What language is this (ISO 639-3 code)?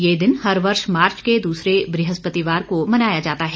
hin